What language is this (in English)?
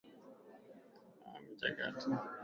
Swahili